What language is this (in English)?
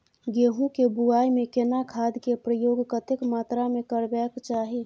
Maithili